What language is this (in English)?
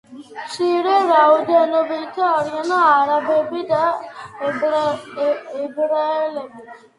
Georgian